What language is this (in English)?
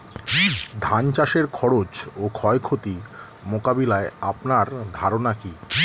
Bangla